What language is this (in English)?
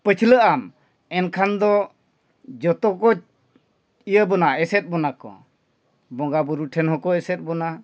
Santali